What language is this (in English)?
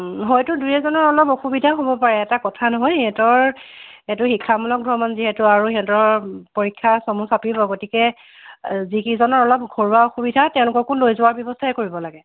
Assamese